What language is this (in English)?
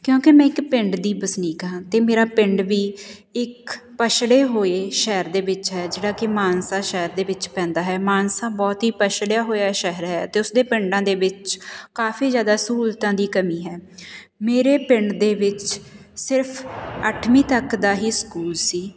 Punjabi